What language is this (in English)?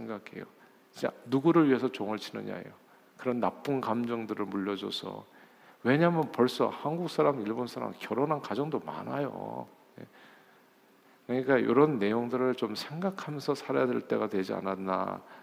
Korean